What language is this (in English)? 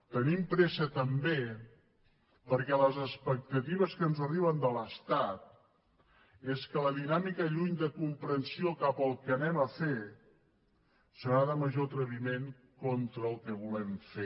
Catalan